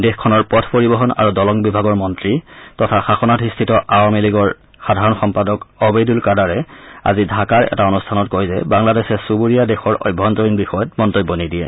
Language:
Assamese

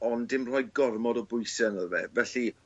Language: Welsh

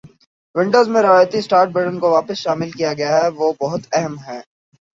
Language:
Urdu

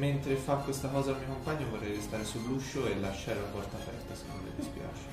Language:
Italian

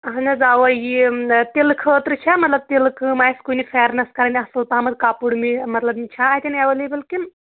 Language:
Kashmiri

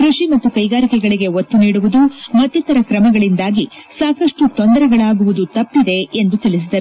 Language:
Kannada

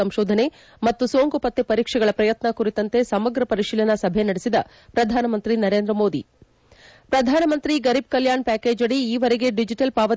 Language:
Kannada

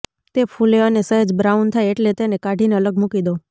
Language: Gujarati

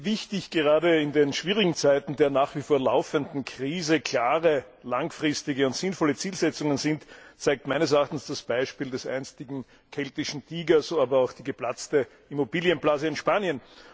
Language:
German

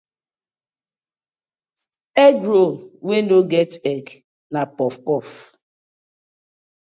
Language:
Nigerian Pidgin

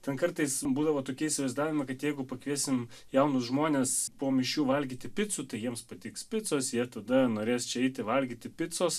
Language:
Lithuanian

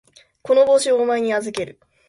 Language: Japanese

